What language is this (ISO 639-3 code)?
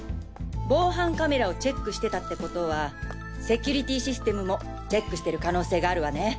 jpn